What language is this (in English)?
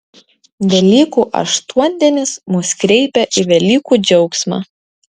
Lithuanian